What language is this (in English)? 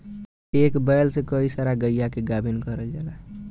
Bhojpuri